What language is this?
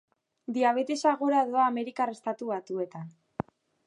Basque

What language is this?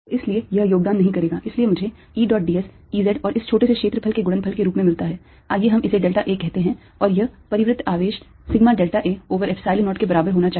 Hindi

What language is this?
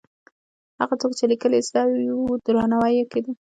Pashto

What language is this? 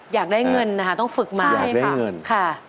Thai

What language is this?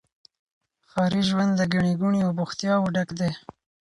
Pashto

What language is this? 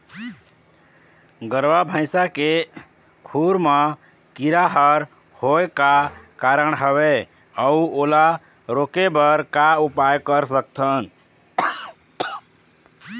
Chhattisgarhi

